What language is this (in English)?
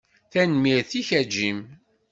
Kabyle